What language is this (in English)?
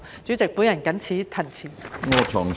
Cantonese